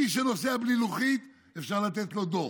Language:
Hebrew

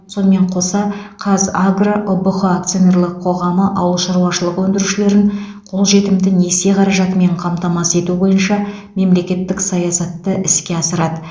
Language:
Kazakh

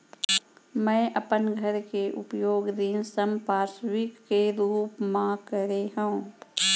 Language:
Chhattisgarhi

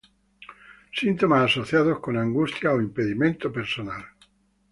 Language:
Spanish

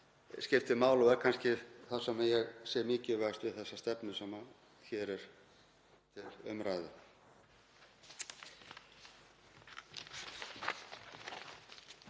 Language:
Icelandic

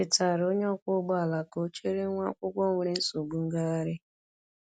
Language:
Igbo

